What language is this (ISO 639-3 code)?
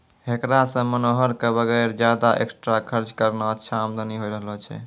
mai